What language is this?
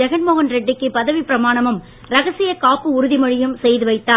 Tamil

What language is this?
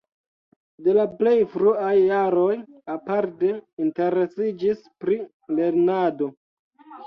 Esperanto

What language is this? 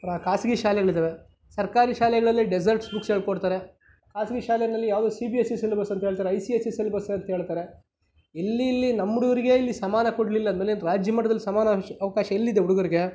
Kannada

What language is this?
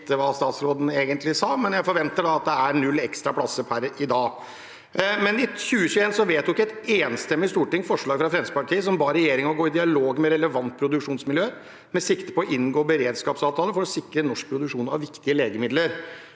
Norwegian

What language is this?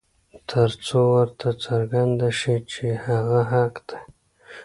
Pashto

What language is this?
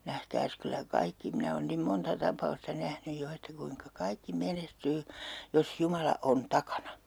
Finnish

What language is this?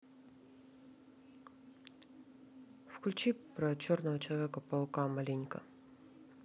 Russian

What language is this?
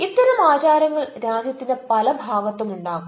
Malayalam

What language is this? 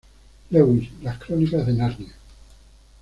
Spanish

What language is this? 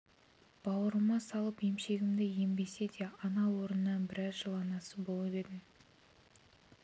Kazakh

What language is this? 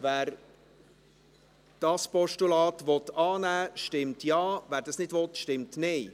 Swiss German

